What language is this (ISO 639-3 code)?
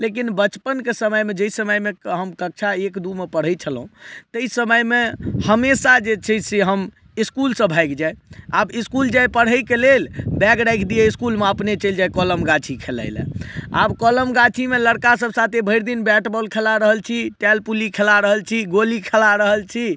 mai